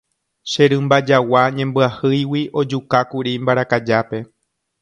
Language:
Guarani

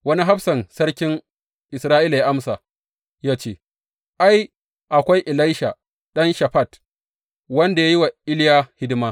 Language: Hausa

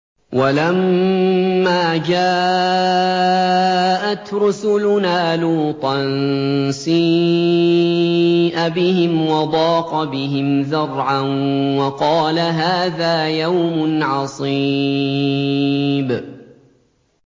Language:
Arabic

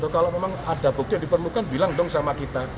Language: Indonesian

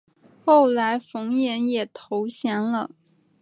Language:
Chinese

